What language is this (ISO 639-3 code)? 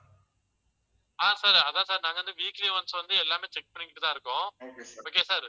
tam